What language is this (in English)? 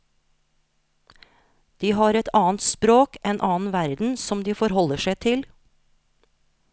Norwegian